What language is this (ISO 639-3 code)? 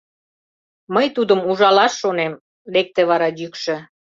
chm